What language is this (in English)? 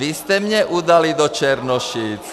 Czech